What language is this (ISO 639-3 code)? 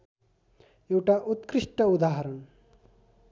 nep